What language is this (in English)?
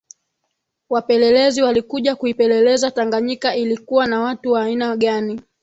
Swahili